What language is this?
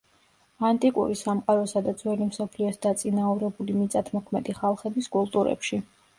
Georgian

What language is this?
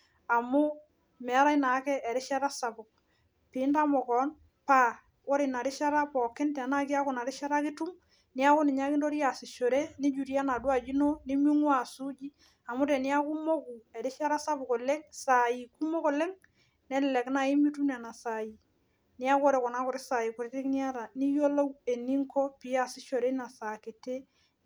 Masai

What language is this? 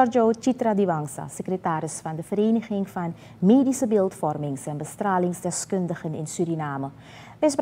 Dutch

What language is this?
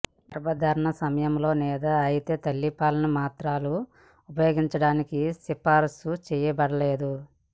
Telugu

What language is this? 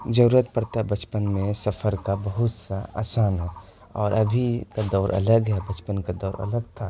Urdu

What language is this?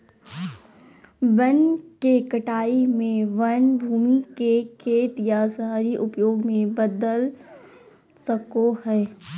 Magahi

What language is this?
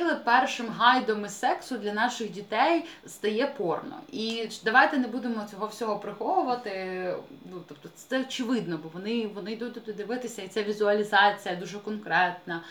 Ukrainian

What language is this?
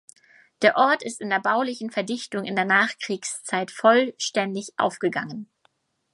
German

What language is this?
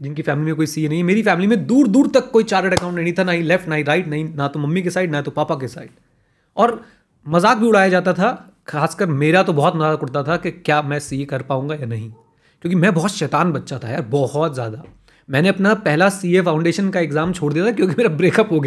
Hindi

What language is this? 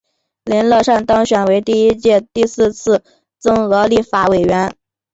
Chinese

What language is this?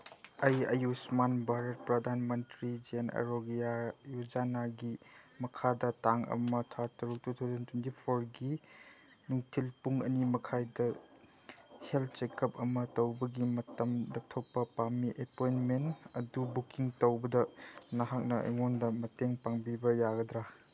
Manipuri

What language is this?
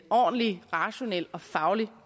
Danish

